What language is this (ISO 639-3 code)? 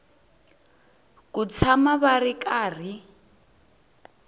tso